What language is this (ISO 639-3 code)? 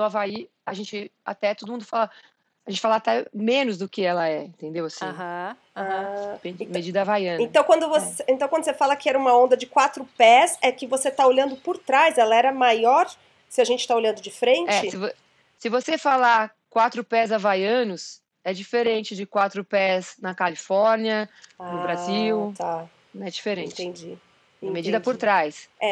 por